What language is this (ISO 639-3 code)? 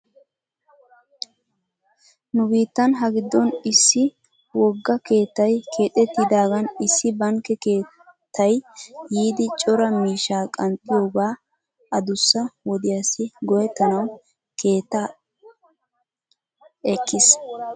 wal